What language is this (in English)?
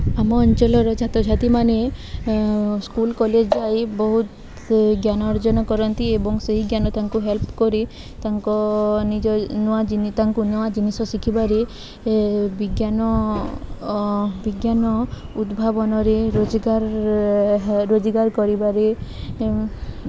Odia